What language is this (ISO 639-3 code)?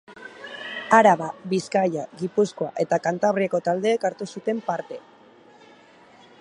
eus